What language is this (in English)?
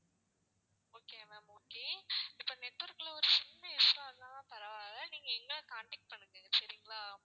Tamil